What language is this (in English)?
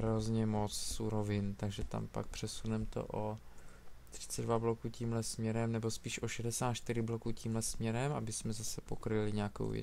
Czech